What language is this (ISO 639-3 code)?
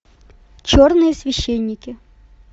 rus